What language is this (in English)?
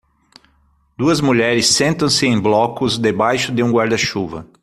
Portuguese